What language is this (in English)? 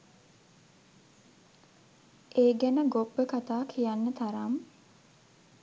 Sinhala